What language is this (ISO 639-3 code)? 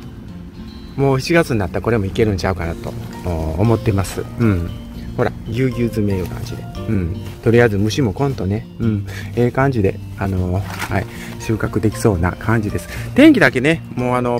jpn